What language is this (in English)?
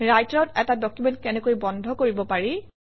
Assamese